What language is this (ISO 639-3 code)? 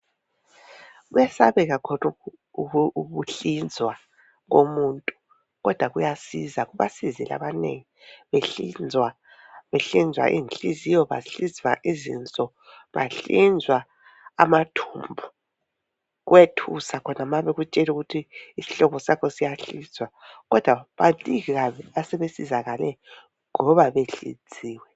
nde